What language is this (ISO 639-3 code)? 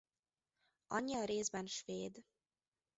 hun